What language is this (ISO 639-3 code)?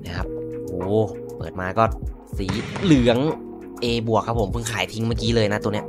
tha